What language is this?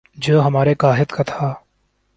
Urdu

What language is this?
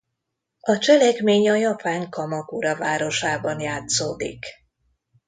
Hungarian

